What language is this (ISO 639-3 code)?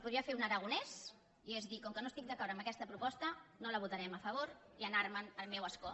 cat